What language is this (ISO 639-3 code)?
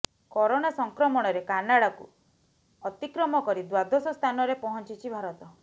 ori